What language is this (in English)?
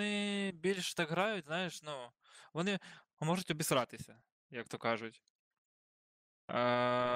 Ukrainian